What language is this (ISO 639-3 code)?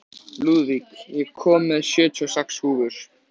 isl